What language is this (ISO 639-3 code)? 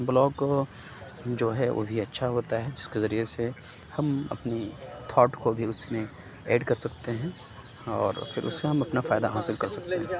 urd